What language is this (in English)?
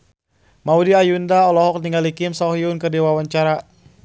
Sundanese